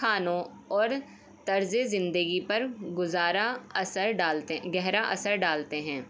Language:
Urdu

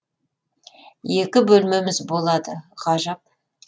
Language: Kazakh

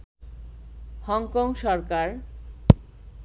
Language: Bangla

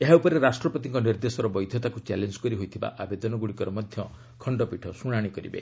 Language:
Odia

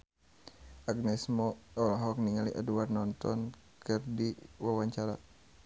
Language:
Sundanese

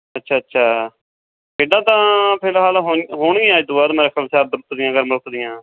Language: Punjabi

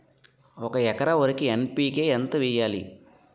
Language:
Telugu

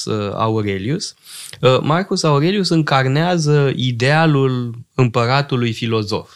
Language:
Romanian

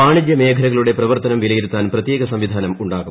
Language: Malayalam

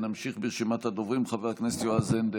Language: Hebrew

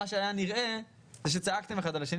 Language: Hebrew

